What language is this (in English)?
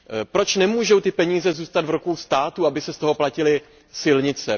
Czech